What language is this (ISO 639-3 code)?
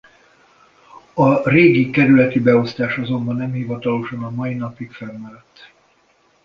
hun